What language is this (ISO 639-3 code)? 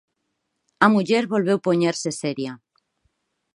glg